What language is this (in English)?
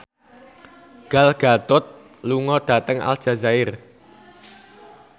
Javanese